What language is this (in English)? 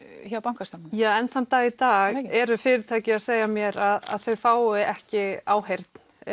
Icelandic